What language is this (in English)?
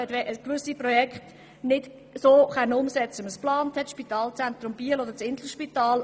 Swiss German